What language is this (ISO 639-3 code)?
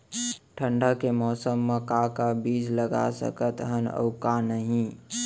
hne